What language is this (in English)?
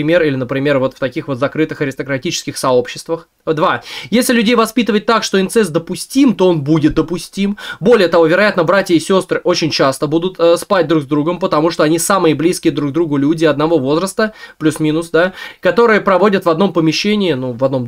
Russian